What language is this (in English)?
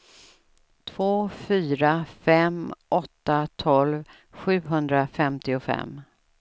Swedish